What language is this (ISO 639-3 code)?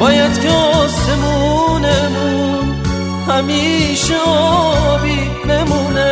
fas